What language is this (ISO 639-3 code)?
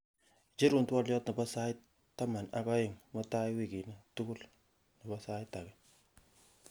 kln